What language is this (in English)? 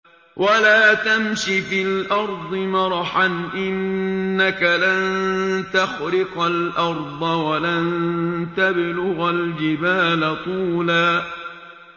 Arabic